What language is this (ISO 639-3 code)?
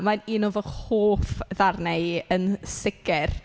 cym